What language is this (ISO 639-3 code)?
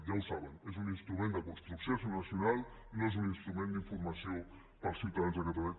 cat